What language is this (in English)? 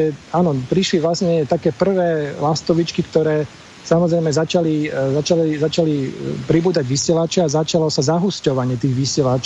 Slovak